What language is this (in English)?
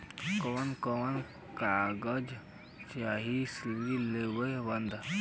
Bhojpuri